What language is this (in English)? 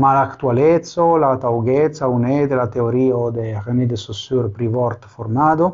Italian